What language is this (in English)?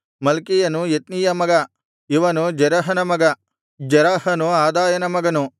Kannada